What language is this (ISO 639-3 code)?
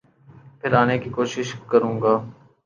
urd